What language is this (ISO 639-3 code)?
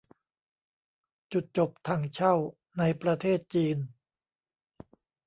tha